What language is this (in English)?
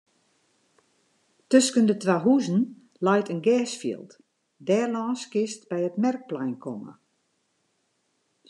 Western Frisian